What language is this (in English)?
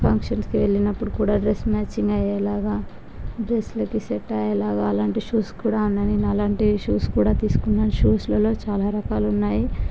Telugu